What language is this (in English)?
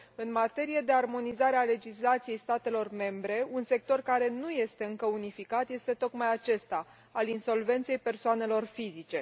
Romanian